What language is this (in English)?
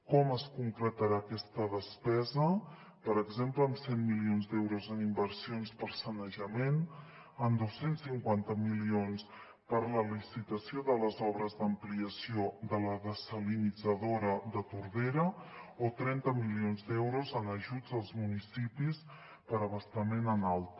Catalan